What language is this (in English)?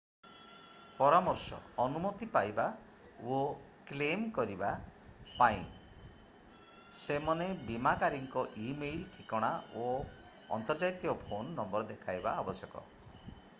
Odia